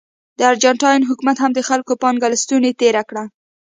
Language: Pashto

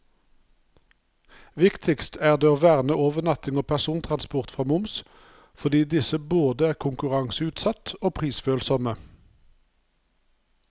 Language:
Norwegian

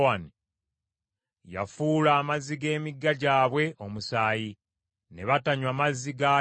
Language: Ganda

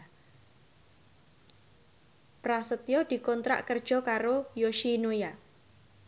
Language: Javanese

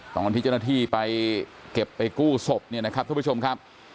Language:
Thai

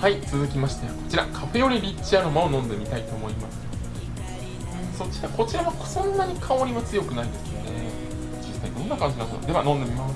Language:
Japanese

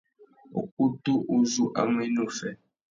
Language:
Tuki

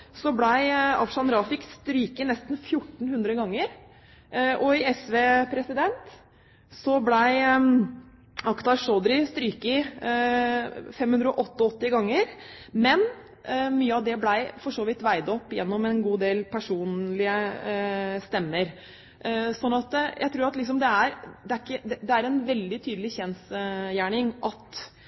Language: Norwegian Bokmål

